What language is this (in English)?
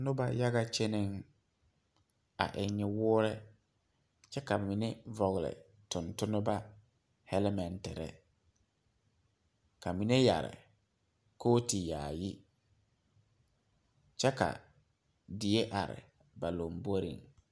Southern Dagaare